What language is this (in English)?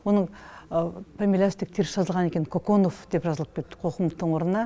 Kazakh